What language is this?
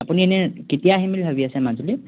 Assamese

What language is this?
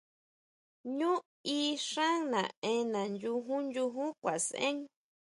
Huautla Mazatec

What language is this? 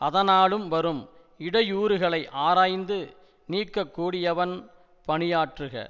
Tamil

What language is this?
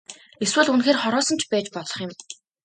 Mongolian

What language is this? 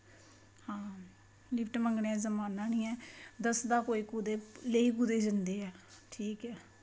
Dogri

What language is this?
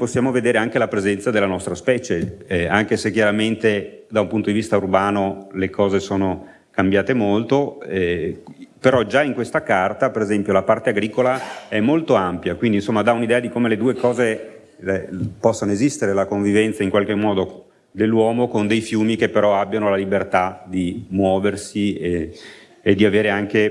Italian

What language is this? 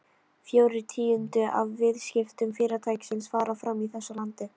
Icelandic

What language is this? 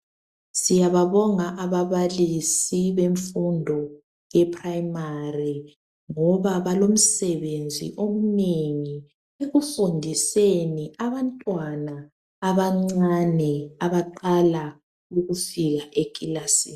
North Ndebele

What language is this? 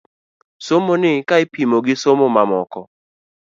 Luo (Kenya and Tanzania)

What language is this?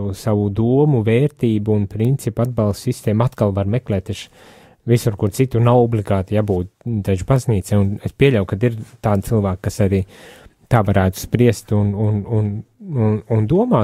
Latvian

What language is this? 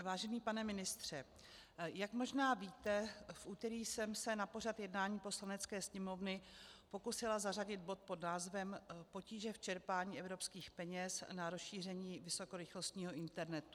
Czech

